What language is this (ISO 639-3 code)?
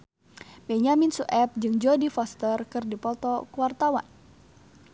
sun